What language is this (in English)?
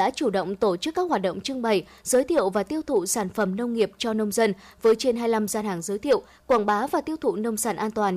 Vietnamese